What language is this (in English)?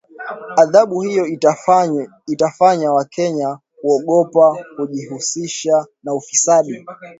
Swahili